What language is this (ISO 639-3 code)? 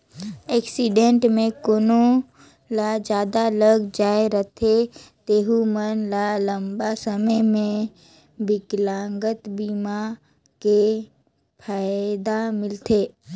hne